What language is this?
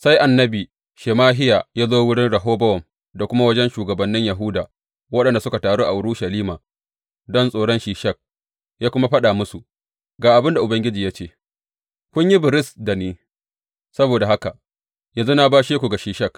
Hausa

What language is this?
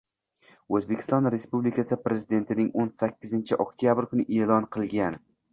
Uzbek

